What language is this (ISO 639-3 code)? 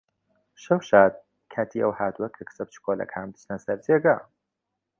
ckb